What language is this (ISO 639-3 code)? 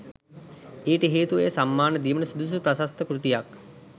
sin